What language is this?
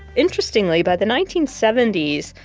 English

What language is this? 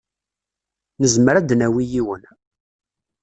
Kabyle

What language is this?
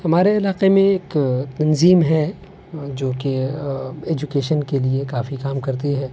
Urdu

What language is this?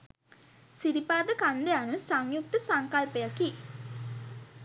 Sinhala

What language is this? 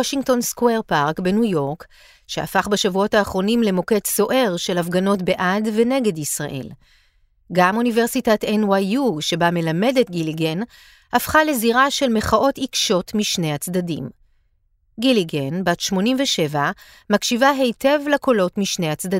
Hebrew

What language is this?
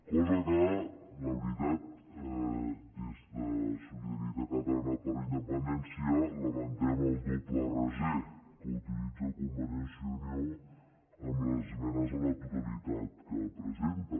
Catalan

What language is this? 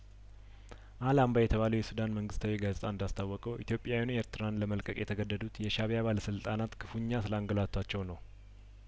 Amharic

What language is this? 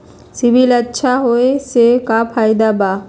Magahi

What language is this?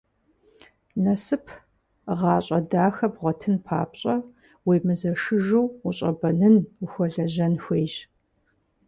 Kabardian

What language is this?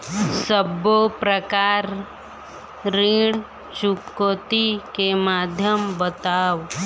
Chhattisgarhi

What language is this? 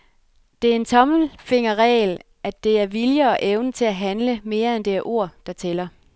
Danish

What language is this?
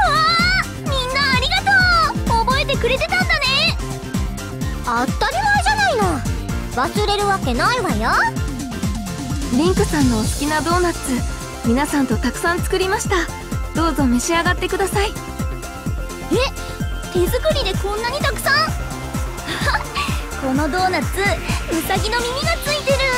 Japanese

